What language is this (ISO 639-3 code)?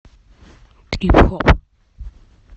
rus